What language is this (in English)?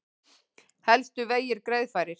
Icelandic